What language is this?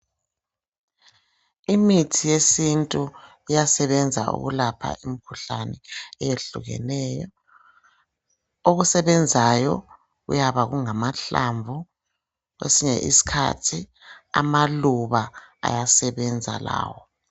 North Ndebele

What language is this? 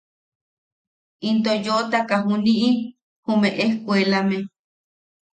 Yaqui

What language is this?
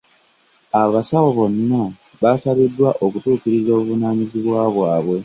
Ganda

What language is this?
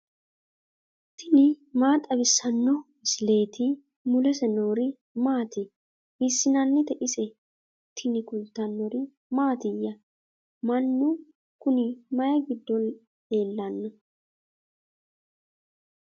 Sidamo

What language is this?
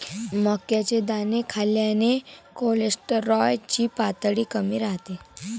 Marathi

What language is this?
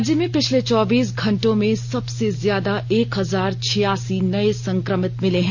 Hindi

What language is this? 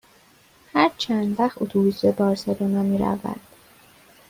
Persian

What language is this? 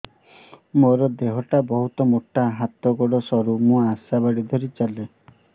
Odia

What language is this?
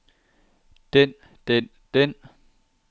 Danish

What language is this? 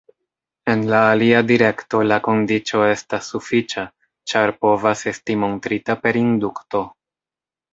Esperanto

